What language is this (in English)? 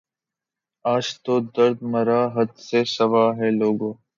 Urdu